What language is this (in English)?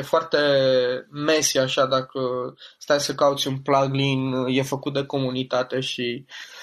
Romanian